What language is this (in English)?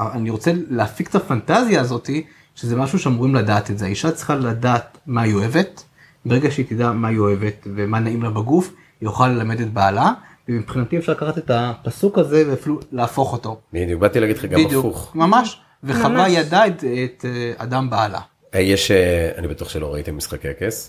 Hebrew